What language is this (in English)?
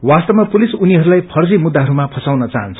Nepali